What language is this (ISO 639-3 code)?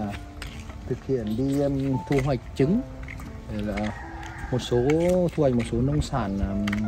vie